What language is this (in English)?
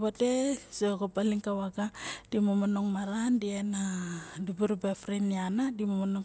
Barok